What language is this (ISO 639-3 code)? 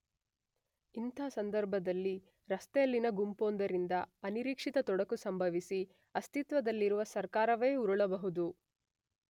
kan